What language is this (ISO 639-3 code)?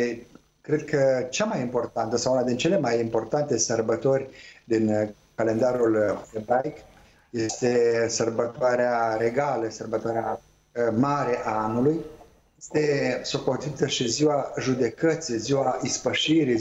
ron